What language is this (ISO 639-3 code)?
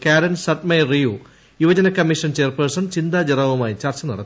mal